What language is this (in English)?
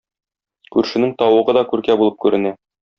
Tatar